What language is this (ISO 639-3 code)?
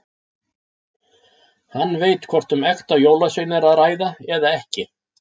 isl